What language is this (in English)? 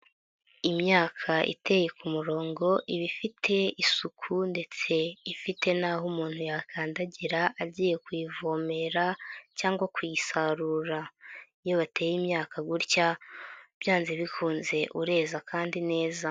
Kinyarwanda